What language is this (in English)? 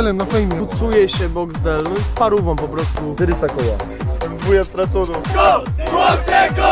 Polish